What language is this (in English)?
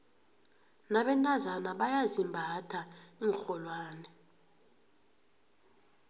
South Ndebele